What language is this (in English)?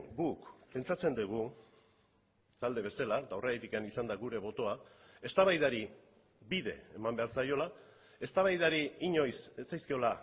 Basque